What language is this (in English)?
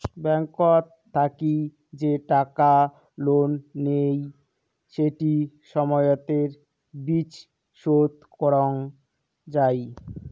Bangla